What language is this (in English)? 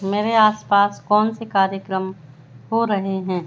Hindi